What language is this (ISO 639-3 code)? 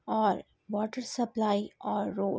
urd